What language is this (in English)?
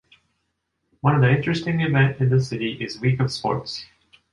English